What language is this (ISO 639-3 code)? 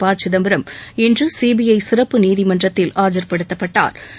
tam